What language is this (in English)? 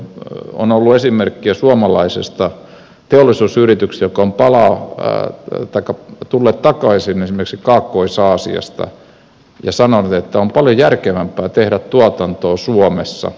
Finnish